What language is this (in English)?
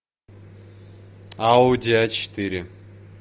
Russian